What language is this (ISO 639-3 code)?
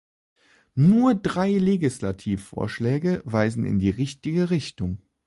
deu